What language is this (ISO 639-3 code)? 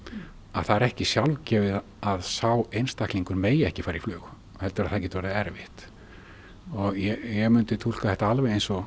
isl